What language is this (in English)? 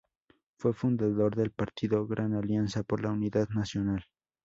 Spanish